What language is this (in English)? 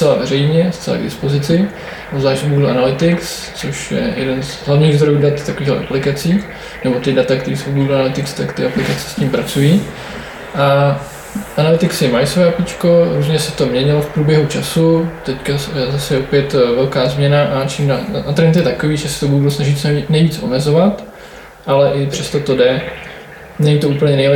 Czech